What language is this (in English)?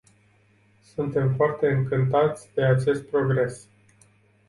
Romanian